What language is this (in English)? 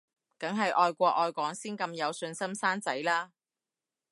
Cantonese